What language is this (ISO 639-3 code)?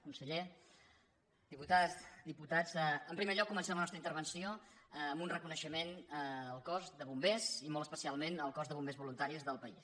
cat